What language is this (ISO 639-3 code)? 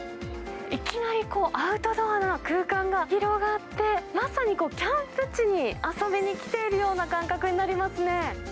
jpn